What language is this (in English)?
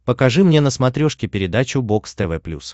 Russian